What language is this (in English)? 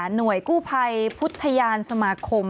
Thai